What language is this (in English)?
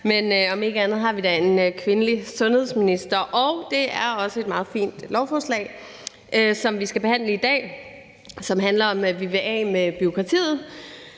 Danish